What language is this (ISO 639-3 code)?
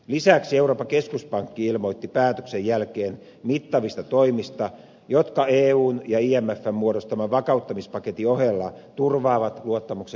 fin